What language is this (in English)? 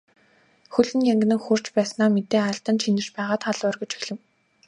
Mongolian